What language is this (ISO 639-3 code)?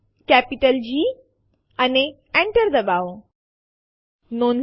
guj